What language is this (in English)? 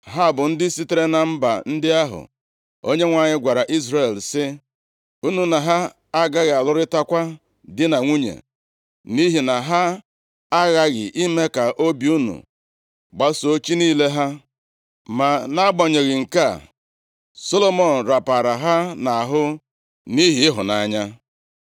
Igbo